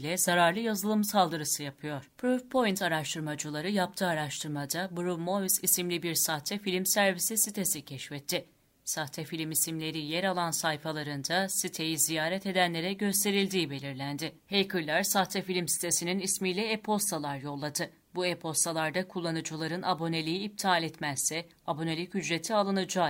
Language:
Turkish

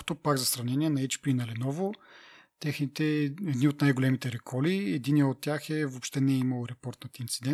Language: Bulgarian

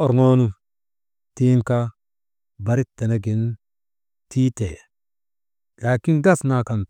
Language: Maba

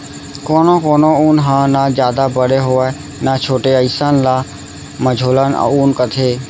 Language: Chhattisgarhi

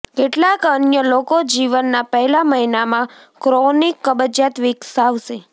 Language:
Gujarati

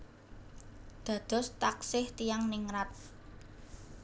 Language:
Javanese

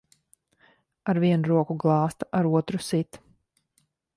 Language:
Latvian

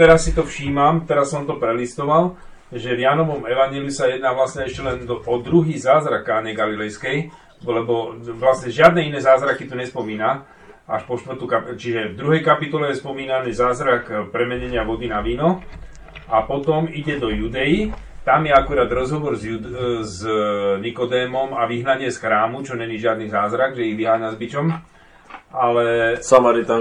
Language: Slovak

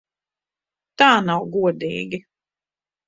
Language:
Latvian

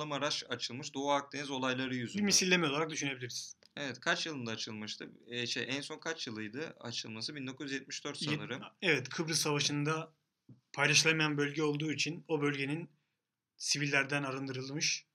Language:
Turkish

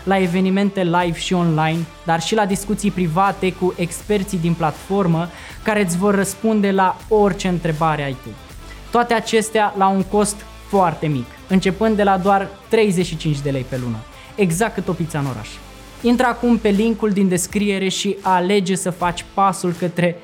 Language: Romanian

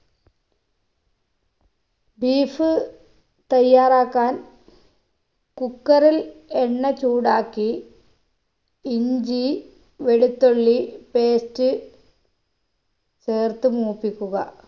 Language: Malayalam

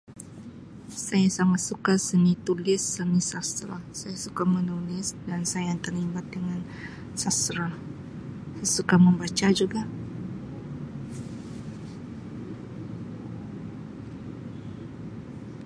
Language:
Sabah Malay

